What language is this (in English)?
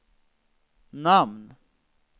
Swedish